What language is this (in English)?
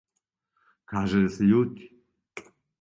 Serbian